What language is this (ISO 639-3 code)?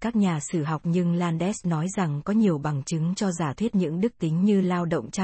vie